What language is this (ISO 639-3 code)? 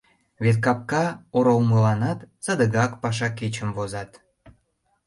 chm